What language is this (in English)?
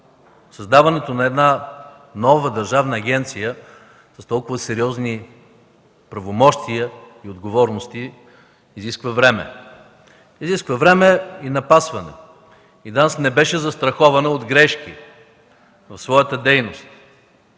Bulgarian